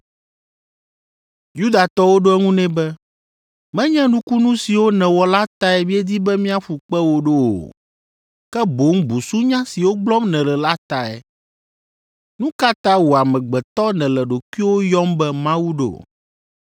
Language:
Ewe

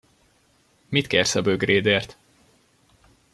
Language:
Hungarian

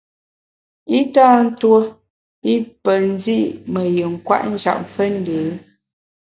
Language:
Bamun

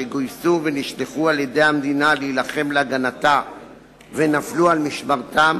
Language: Hebrew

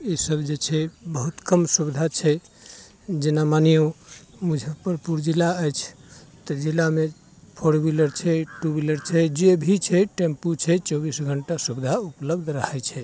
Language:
Maithili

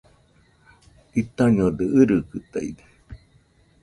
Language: Nüpode Huitoto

